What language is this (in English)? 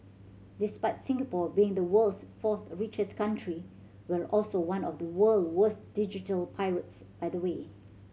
English